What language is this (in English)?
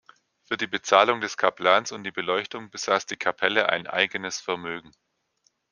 German